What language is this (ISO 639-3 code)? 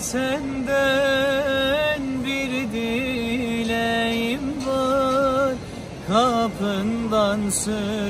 tur